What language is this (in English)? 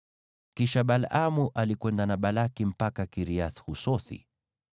Swahili